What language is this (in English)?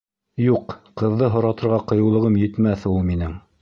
Bashkir